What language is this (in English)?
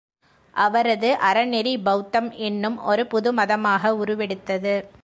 Tamil